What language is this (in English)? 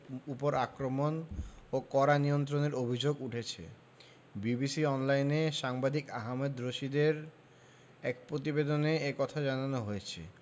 Bangla